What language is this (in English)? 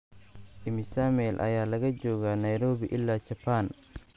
Somali